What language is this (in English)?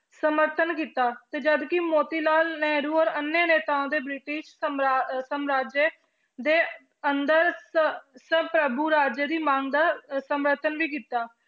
Punjabi